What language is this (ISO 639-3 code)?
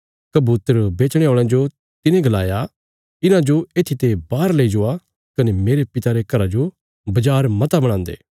kfs